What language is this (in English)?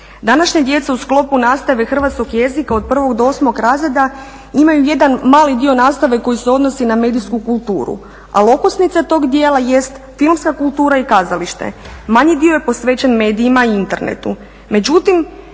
Croatian